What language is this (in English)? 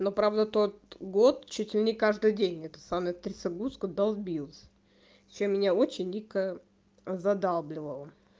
Russian